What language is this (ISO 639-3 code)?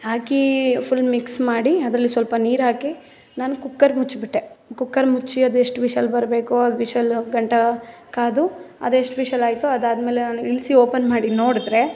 kan